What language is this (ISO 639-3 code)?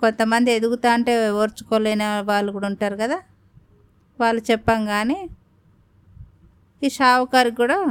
tel